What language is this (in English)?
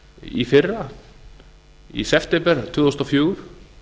Icelandic